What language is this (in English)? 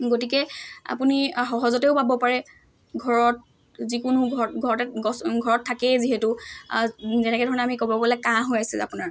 Assamese